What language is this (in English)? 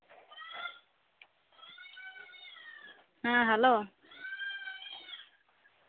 Santali